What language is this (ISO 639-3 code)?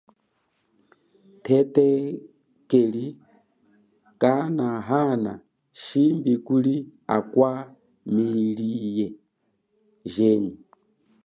cjk